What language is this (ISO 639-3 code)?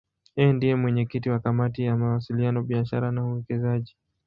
swa